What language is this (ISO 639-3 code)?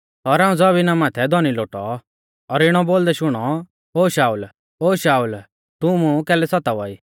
bfz